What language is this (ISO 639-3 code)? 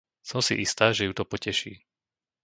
slk